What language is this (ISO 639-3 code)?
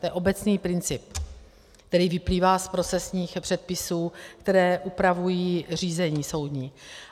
ces